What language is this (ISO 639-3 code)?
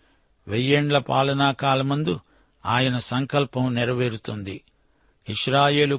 tel